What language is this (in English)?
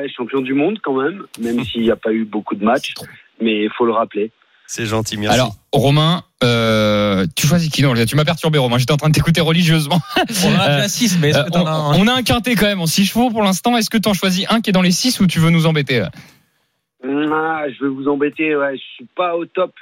French